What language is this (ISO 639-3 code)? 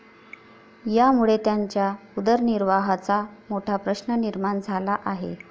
mar